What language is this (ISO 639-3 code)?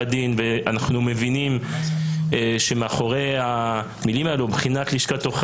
heb